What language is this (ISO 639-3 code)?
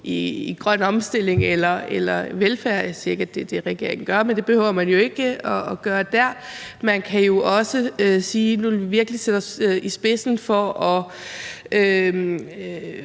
dan